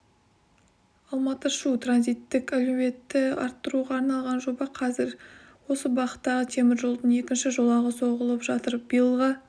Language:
Kazakh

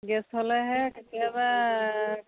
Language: Assamese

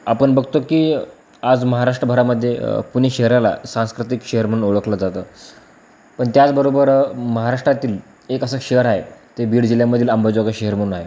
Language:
Marathi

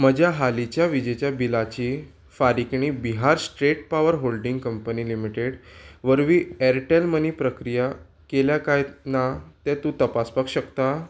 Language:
Konkani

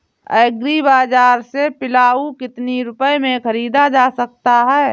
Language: Hindi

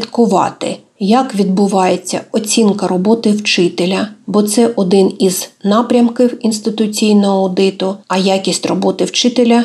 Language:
Ukrainian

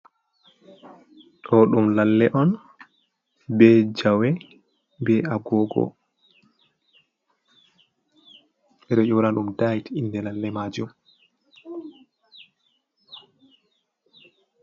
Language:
Fula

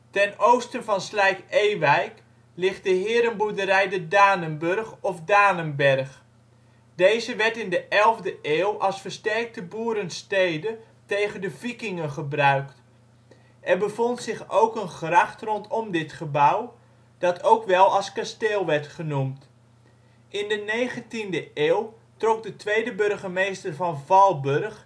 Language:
Dutch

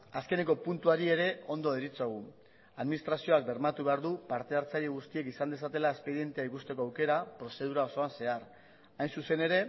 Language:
Basque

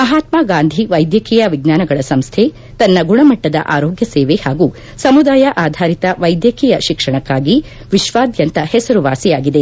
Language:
Kannada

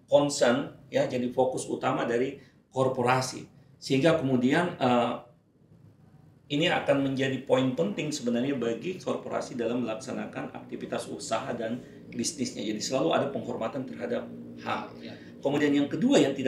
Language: Indonesian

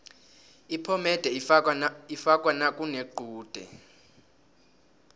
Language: South Ndebele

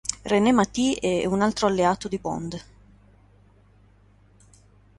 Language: Italian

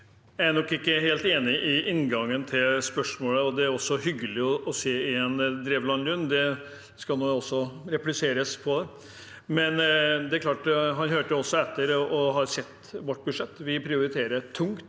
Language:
Norwegian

